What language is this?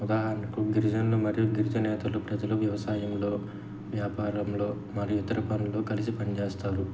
Telugu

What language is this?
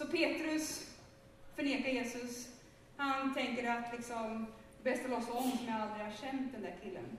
Swedish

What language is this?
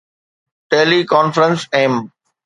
Sindhi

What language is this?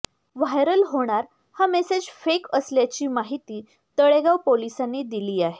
Marathi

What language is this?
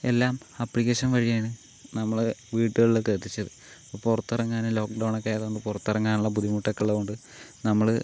Malayalam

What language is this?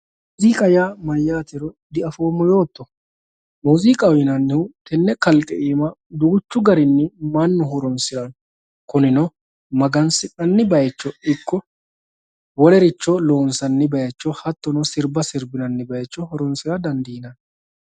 Sidamo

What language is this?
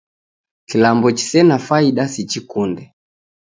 Taita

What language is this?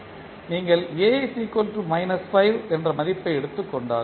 Tamil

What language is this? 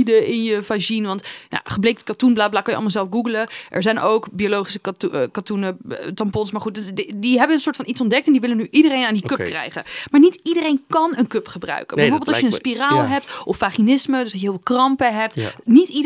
Dutch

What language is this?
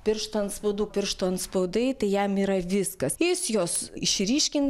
Lithuanian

